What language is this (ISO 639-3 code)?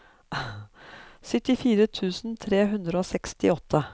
nor